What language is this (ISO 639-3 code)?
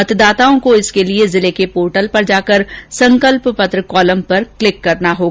hin